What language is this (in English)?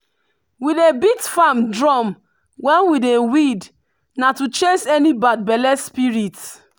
Nigerian Pidgin